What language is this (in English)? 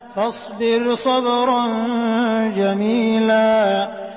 Arabic